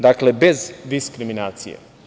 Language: Serbian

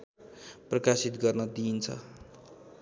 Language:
Nepali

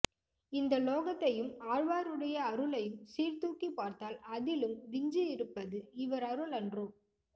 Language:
Tamil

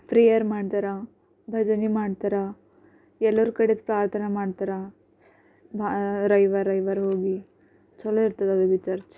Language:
Kannada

